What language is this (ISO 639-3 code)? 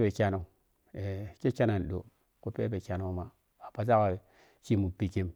piy